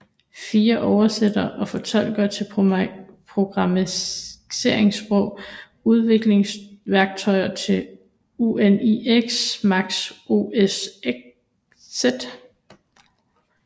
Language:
Danish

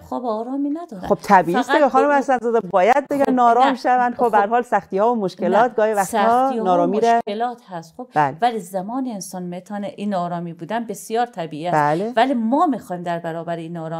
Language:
Persian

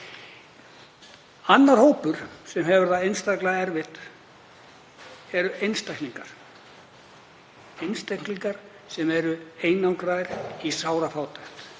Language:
Icelandic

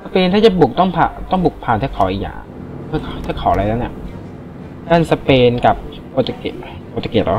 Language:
Thai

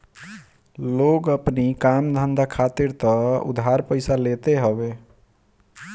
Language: Bhojpuri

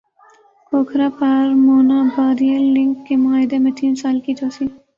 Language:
Urdu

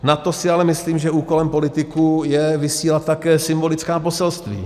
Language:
Czech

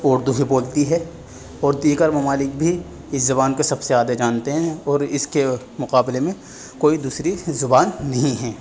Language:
Urdu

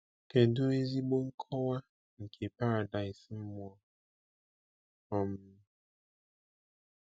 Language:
Igbo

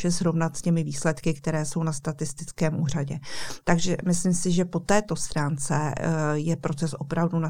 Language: Czech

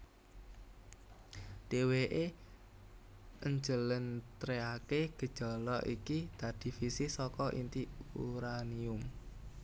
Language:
Javanese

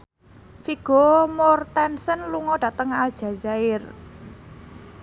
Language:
Javanese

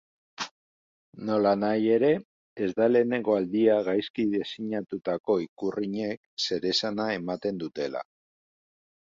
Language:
Basque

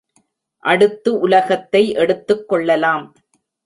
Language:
Tamil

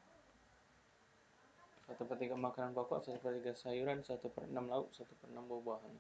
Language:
Indonesian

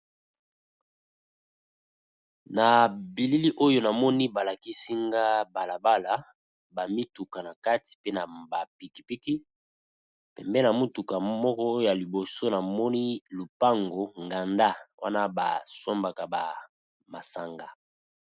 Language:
Lingala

